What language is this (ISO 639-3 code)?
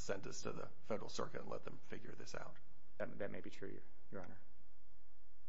eng